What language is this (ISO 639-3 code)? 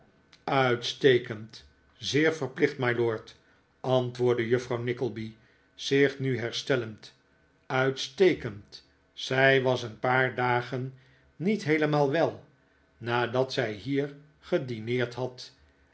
nld